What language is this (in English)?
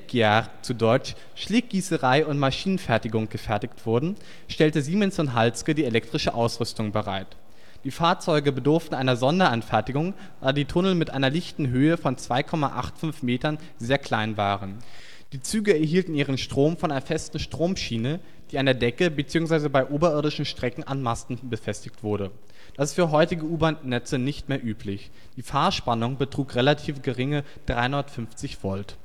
German